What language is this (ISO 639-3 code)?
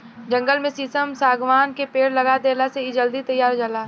bho